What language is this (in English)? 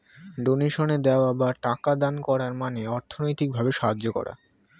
Bangla